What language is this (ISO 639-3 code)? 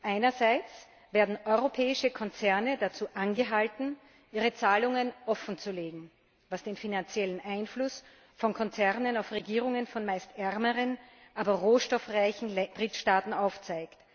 deu